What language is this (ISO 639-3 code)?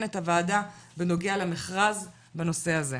heb